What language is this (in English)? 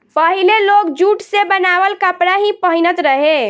Bhojpuri